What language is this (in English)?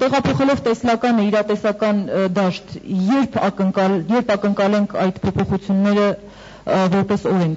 Turkish